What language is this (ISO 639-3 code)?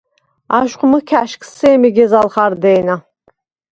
sva